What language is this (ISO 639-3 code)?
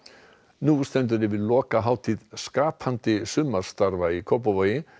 isl